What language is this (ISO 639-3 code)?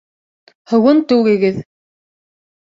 bak